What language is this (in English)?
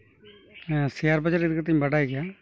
Santali